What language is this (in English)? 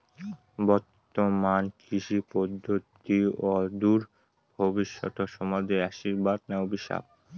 Bangla